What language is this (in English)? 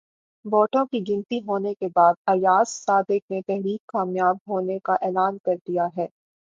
Urdu